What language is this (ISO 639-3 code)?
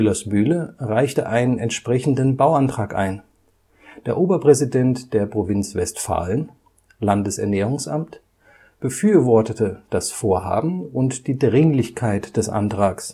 deu